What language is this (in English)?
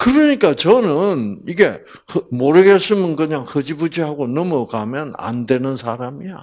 Korean